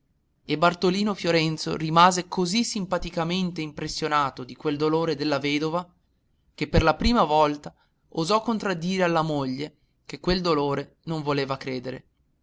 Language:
Italian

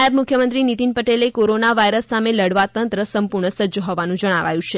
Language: Gujarati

